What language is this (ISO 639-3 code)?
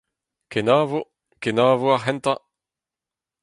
bre